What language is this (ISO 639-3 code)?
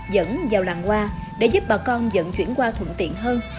vie